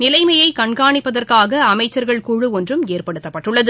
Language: Tamil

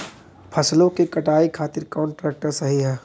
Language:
Bhojpuri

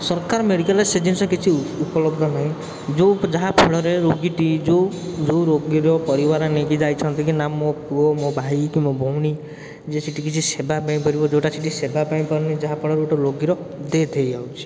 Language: Odia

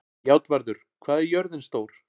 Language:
Icelandic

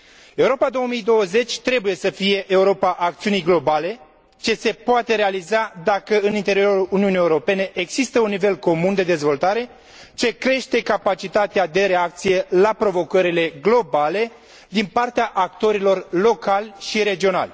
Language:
Romanian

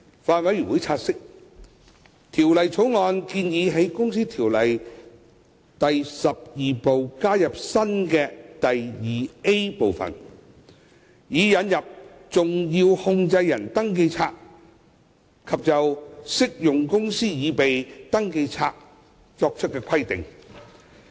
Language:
Cantonese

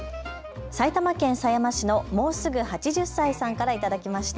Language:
Japanese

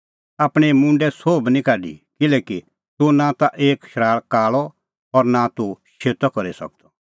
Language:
Kullu Pahari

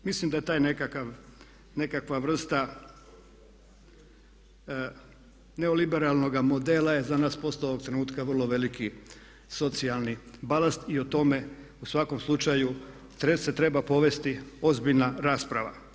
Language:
Croatian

